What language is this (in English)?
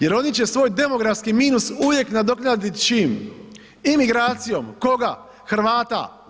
Croatian